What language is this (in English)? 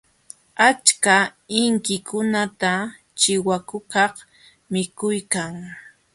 Jauja Wanca Quechua